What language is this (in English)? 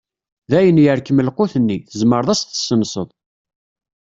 Kabyle